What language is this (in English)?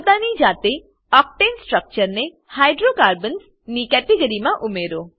Gujarati